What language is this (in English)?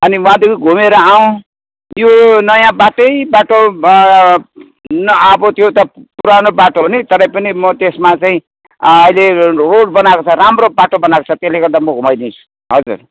Nepali